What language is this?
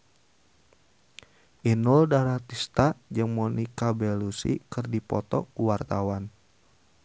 Sundanese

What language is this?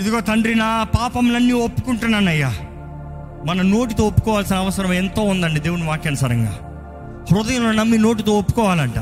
Telugu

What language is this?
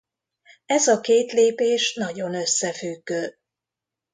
Hungarian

